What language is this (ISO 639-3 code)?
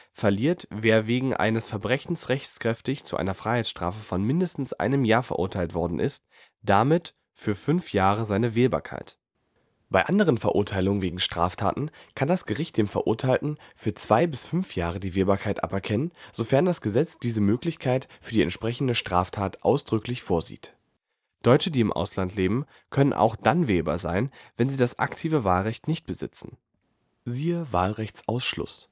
deu